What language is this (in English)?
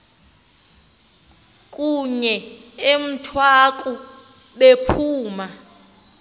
Xhosa